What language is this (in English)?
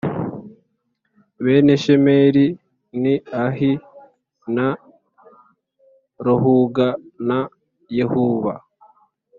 Kinyarwanda